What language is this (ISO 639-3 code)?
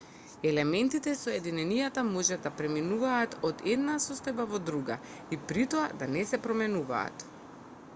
mkd